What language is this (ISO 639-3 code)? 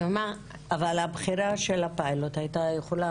heb